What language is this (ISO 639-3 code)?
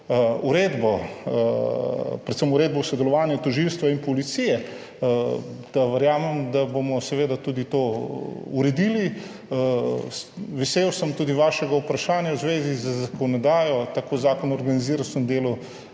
slv